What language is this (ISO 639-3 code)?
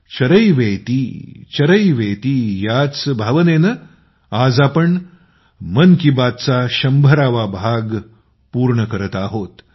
mar